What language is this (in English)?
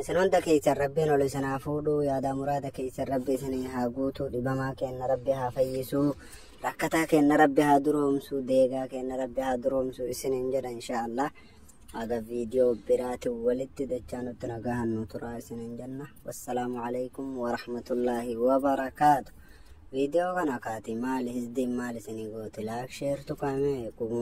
Arabic